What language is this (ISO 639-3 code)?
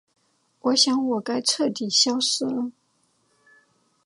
zho